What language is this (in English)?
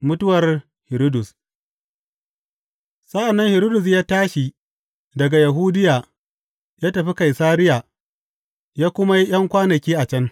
Hausa